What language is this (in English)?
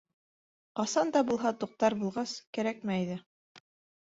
Bashkir